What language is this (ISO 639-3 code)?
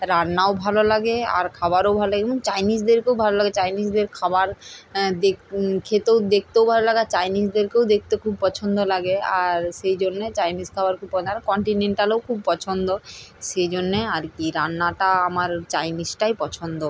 ben